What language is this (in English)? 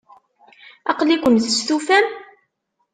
Kabyle